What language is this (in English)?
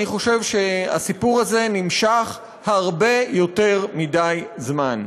Hebrew